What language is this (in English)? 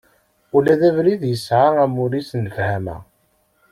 Kabyle